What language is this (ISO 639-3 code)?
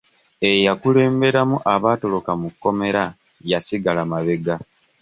lug